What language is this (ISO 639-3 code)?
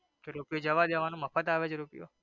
guj